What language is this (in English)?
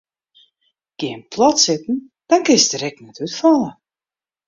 Western Frisian